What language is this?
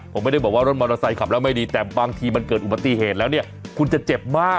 Thai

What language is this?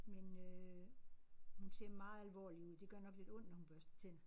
Danish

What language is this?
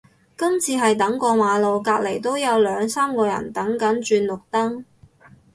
Cantonese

